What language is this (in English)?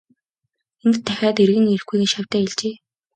Mongolian